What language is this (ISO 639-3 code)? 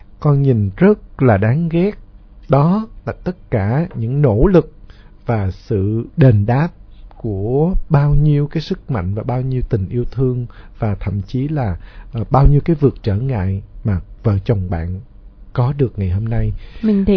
vie